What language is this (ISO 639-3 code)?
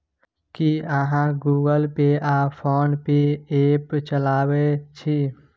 mai